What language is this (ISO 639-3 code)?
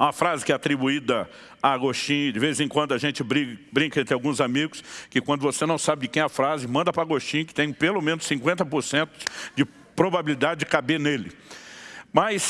por